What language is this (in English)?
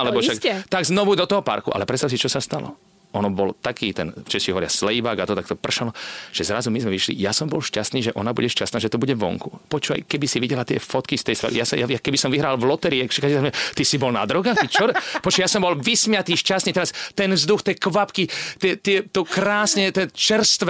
Slovak